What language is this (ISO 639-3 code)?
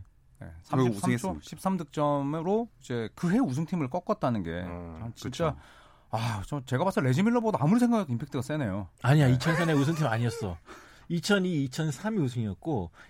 kor